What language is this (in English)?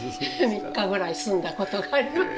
Japanese